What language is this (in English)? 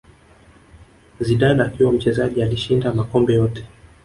Swahili